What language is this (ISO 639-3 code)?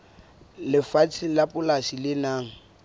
sot